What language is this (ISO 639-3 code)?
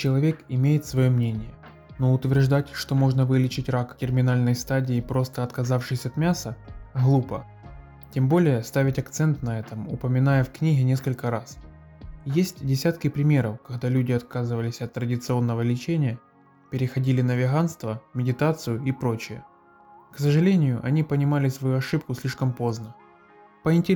rus